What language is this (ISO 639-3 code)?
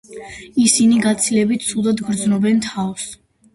kat